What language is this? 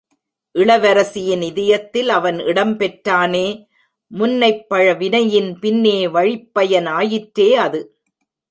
Tamil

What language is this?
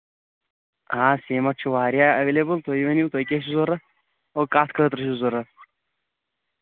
Kashmiri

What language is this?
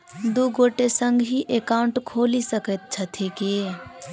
Maithili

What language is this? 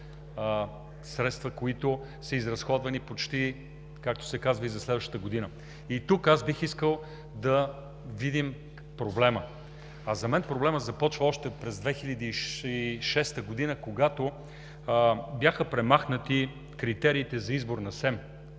Bulgarian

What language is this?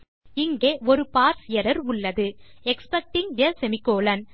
Tamil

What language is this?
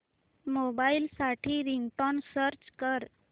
Marathi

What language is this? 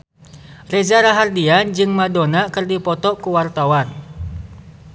Sundanese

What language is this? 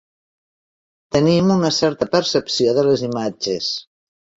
Catalan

